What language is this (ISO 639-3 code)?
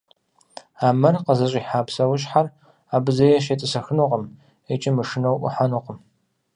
kbd